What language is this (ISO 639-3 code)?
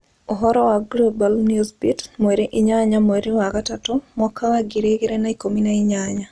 kik